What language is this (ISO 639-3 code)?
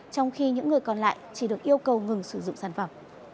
vie